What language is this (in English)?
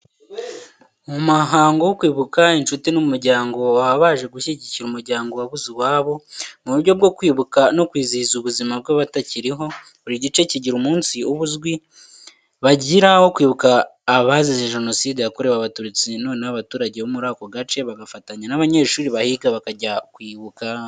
Kinyarwanda